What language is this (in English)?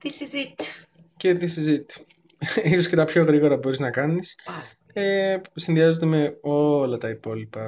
Greek